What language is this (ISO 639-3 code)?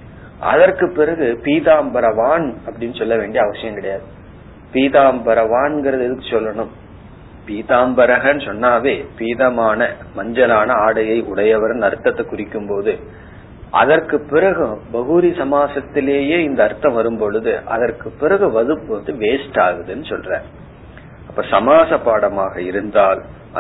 tam